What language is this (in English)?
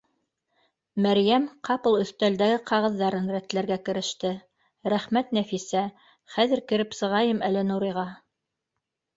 Bashkir